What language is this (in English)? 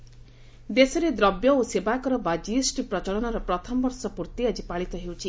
Odia